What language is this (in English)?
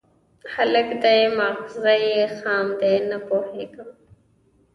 Pashto